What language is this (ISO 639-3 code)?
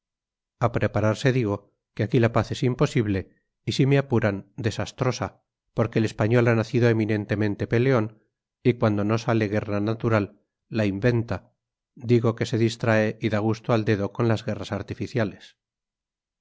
spa